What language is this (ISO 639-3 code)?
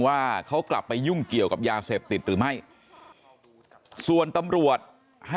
tha